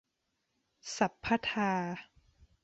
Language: Thai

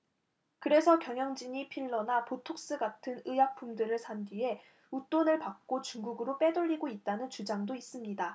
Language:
Korean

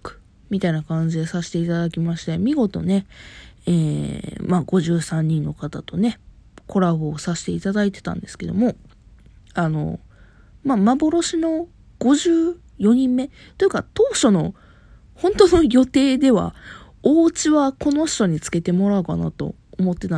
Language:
Japanese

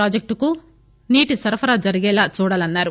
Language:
Telugu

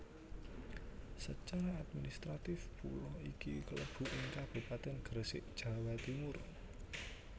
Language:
Javanese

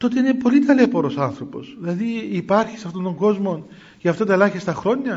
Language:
Greek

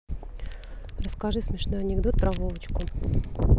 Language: Russian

